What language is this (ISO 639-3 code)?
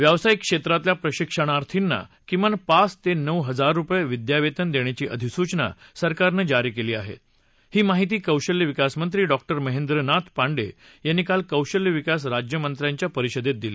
mar